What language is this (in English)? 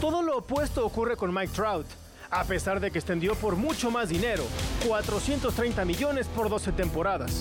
Spanish